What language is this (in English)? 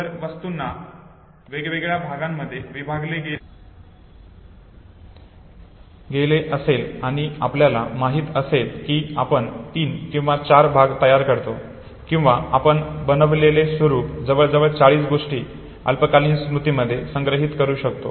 Marathi